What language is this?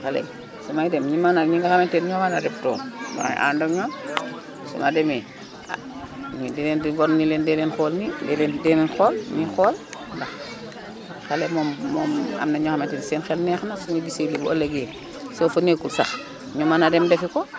Wolof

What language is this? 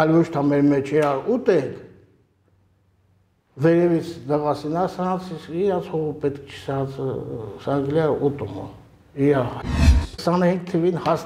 Romanian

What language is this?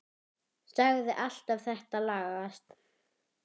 Icelandic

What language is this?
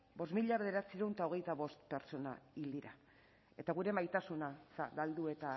Basque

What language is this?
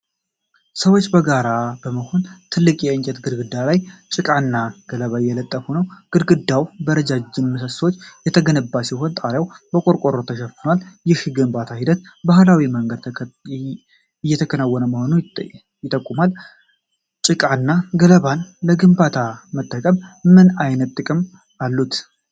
Amharic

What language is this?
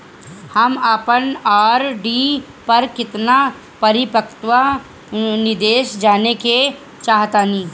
Bhojpuri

